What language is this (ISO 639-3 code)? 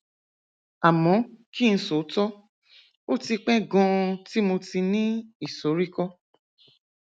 yor